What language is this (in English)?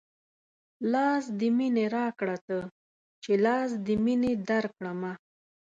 Pashto